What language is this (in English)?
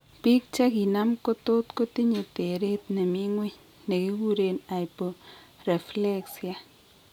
Kalenjin